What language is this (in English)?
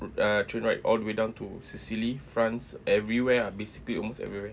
English